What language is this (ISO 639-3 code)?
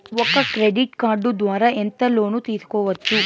tel